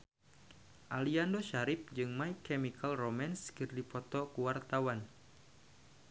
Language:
Sundanese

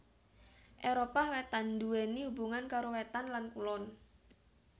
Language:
Javanese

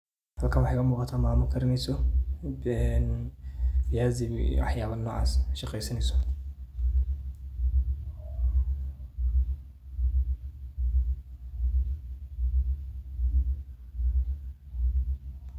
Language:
Somali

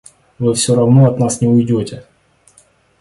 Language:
Russian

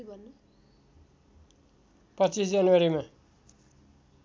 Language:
Nepali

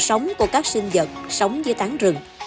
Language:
Vietnamese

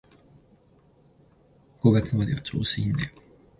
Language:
Japanese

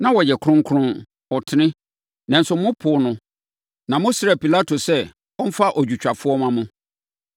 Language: Akan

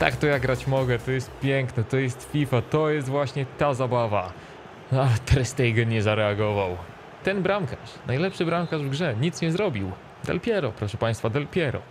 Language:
Polish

